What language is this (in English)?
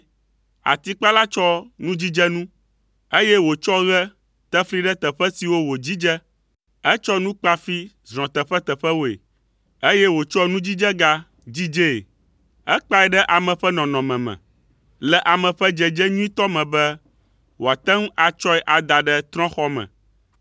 Ewe